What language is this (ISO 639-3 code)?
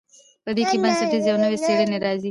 pus